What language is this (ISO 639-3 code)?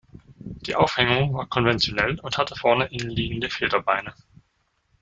deu